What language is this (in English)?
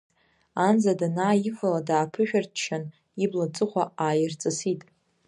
Abkhazian